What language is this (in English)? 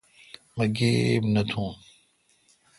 Kalkoti